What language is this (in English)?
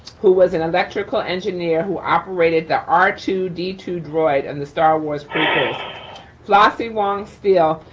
English